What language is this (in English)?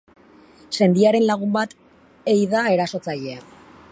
Basque